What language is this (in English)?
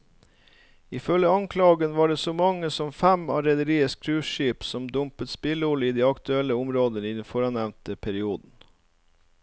Norwegian